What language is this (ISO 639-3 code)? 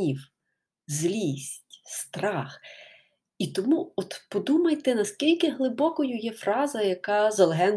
ukr